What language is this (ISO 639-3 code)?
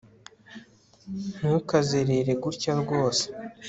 kin